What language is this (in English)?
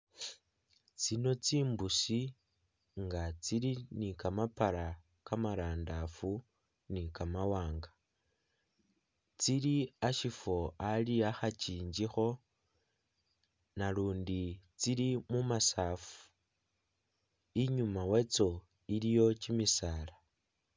Masaaba